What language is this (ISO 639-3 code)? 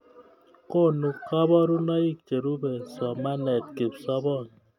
kln